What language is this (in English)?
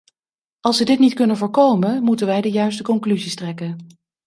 Dutch